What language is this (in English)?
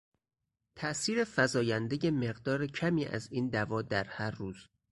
Persian